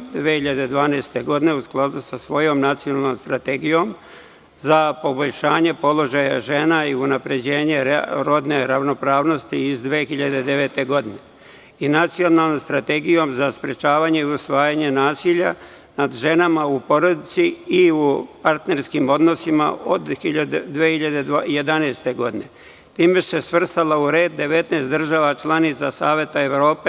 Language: Serbian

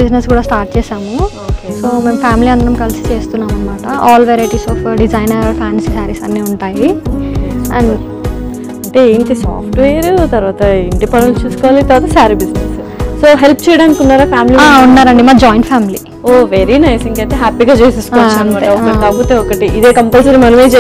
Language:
Romanian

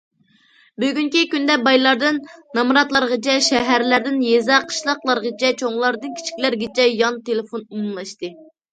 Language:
Uyghur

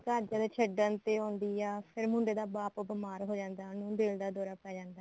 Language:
Punjabi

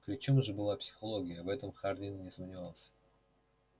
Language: Russian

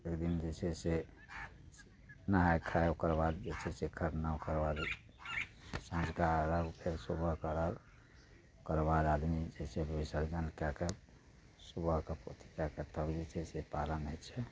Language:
Maithili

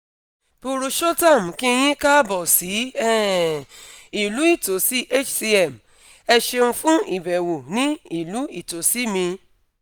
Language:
Yoruba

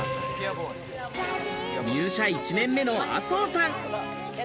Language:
Japanese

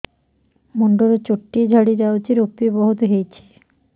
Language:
Odia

